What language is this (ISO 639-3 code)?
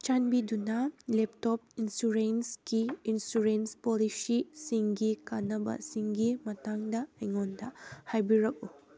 mni